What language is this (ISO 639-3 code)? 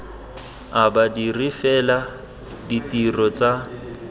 tsn